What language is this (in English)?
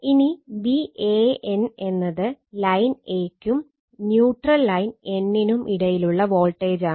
Malayalam